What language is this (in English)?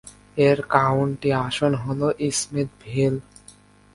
Bangla